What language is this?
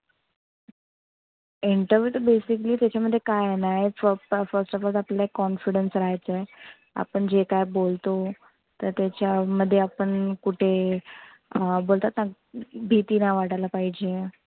Marathi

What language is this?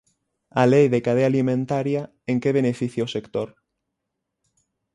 Galician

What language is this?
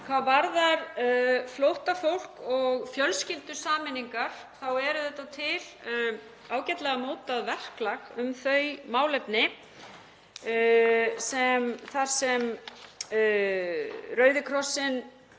Icelandic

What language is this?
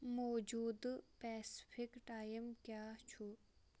Kashmiri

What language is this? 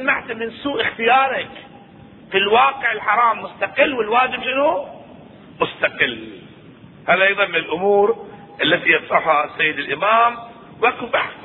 Arabic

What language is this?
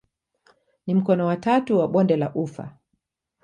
Swahili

